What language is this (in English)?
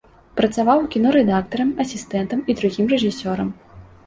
Belarusian